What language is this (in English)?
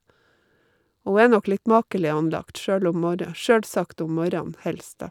Norwegian